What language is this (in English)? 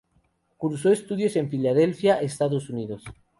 Spanish